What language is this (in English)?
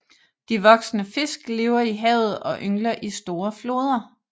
Danish